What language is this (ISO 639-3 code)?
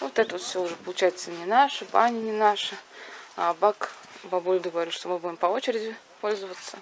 rus